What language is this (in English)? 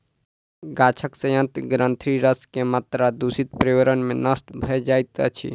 Maithili